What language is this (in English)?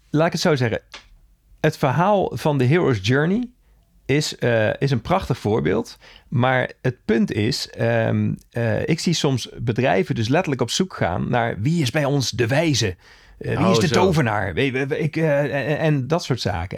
Dutch